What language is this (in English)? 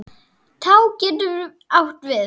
Icelandic